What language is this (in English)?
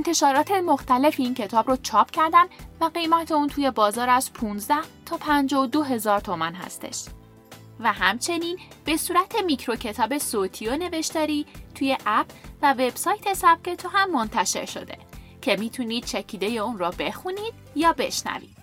Persian